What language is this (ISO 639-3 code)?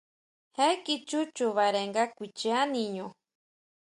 mau